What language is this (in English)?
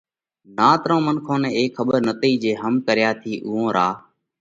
Parkari Koli